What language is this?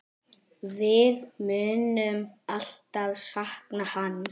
Icelandic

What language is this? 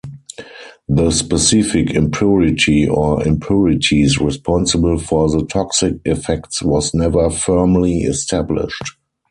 English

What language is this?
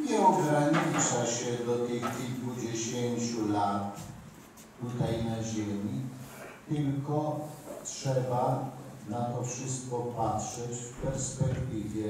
Polish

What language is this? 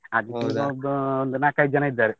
Kannada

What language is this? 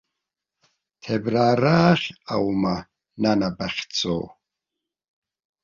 Abkhazian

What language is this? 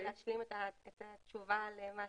Hebrew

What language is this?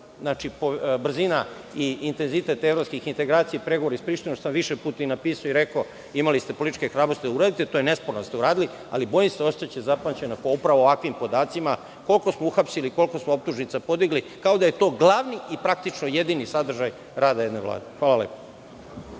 Serbian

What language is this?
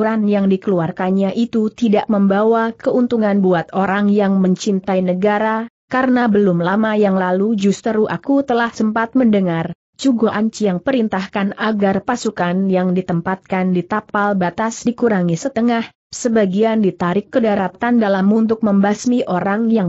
Indonesian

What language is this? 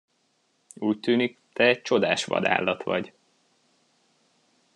Hungarian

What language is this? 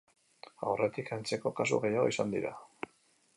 Basque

